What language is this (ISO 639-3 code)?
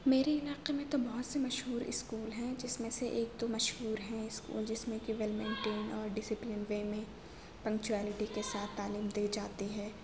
urd